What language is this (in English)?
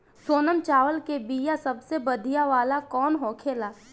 Bhojpuri